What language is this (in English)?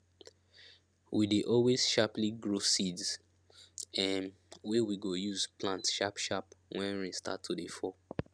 Nigerian Pidgin